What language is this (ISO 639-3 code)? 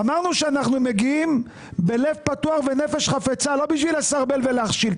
heb